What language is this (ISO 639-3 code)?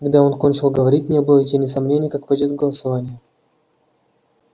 rus